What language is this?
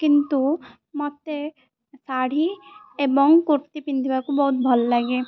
Odia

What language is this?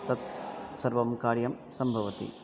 Sanskrit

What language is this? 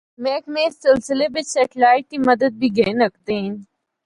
Northern Hindko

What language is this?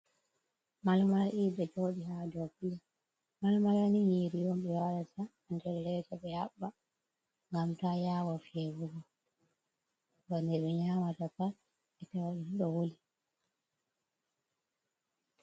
Fula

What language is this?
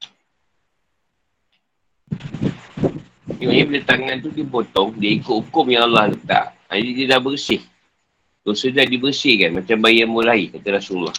Malay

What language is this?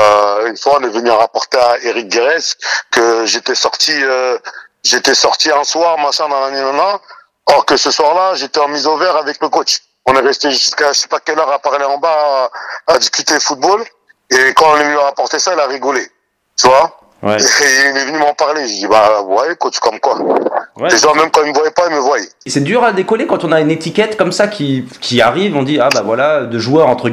French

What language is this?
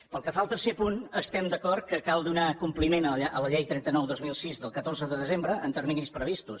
Catalan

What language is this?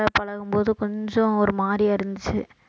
Tamil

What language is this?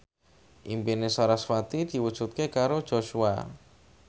Javanese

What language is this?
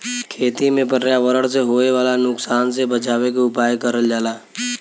Bhojpuri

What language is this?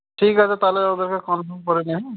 Bangla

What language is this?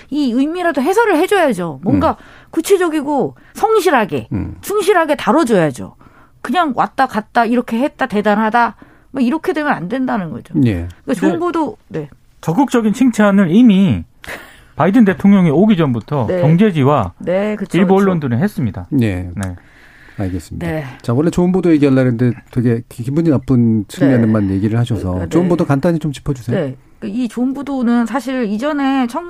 Korean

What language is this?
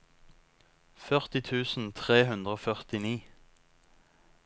Norwegian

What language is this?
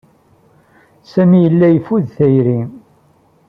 Kabyle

